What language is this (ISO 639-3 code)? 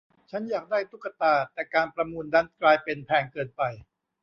tha